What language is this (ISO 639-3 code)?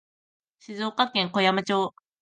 jpn